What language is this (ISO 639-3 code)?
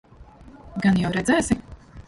lav